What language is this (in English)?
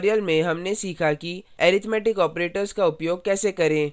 Hindi